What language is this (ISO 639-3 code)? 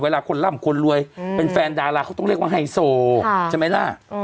tha